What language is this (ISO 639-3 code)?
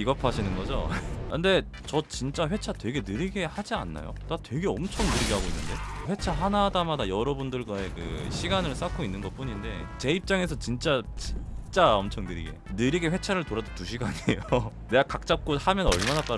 kor